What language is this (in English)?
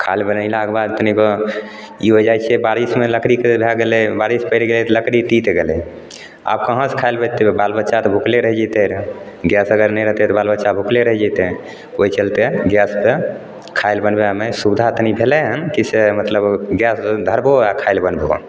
Maithili